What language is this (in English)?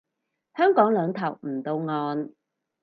Cantonese